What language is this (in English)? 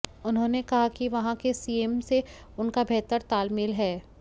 Hindi